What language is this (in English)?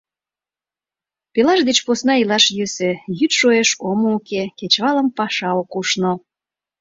Mari